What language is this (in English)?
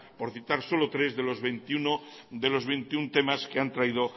Spanish